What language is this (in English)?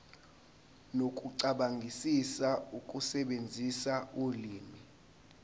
Zulu